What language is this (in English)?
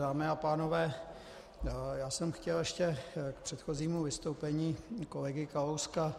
Czech